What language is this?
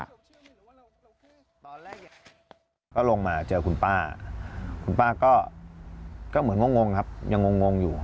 Thai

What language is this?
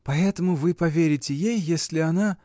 Russian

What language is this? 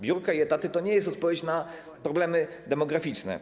Polish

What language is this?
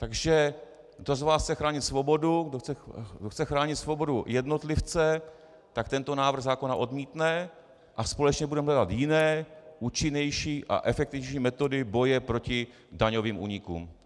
Czech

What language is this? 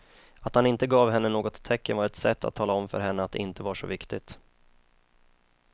Swedish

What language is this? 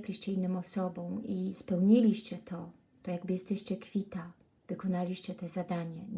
Polish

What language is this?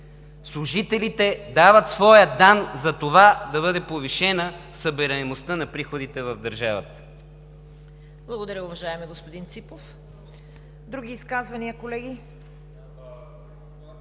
Bulgarian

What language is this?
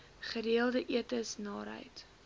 Afrikaans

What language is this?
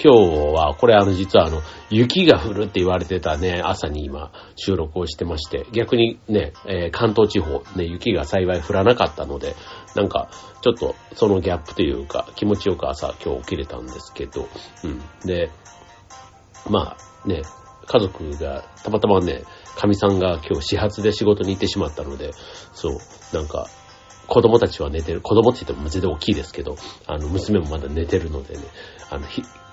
Japanese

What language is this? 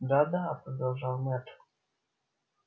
Russian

